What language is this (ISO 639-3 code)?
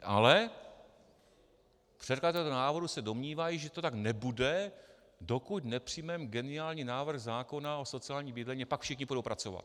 ces